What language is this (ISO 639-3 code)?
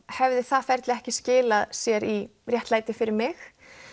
isl